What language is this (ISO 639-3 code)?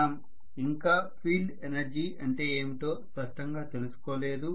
tel